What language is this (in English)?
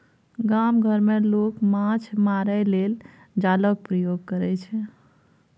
Maithili